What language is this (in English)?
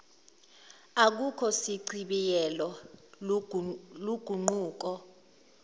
Zulu